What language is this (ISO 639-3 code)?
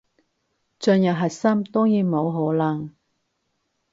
yue